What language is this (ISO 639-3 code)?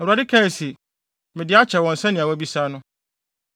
aka